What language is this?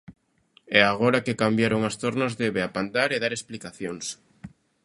Galician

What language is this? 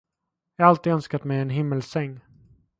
Swedish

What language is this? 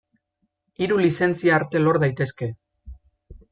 Basque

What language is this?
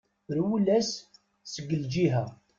Kabyle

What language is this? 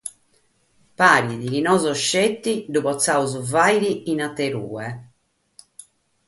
Sardinian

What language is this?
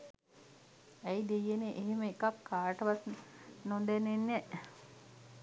Sinhala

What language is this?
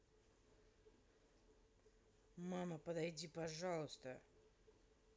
Russian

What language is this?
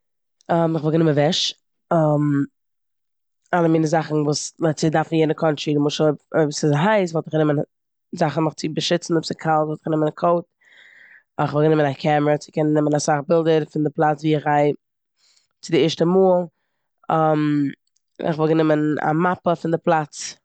Yiddish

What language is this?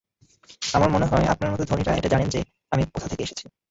Bangla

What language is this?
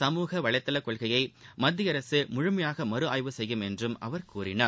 Tamil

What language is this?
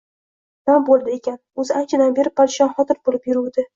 Uzbek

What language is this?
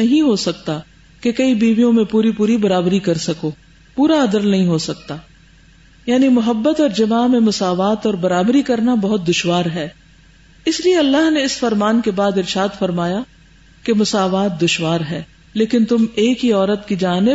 Urdu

